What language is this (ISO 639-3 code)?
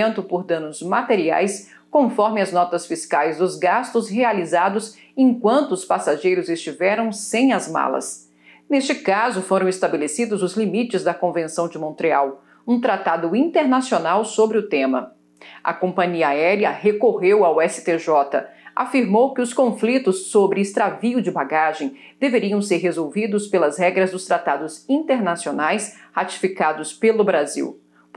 por